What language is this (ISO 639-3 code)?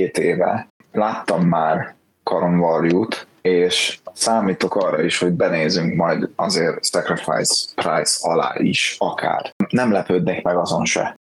hun